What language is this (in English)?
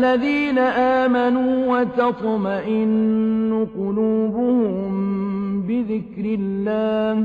Arabic